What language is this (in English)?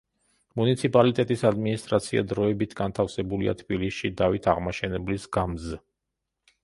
Georgian